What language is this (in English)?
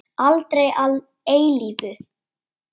Icelandic